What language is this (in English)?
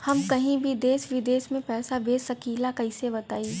Bhojpuri